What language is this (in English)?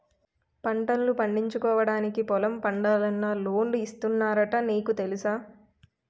Telugu